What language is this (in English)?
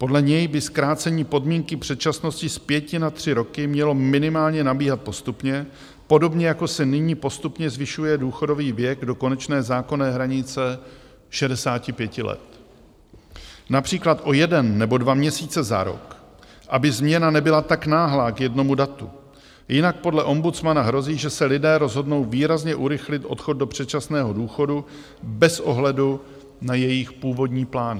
Czech